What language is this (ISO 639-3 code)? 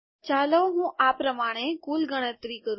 guj